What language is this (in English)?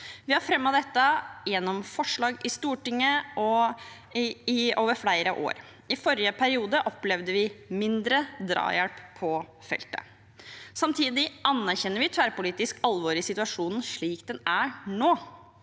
Norwegian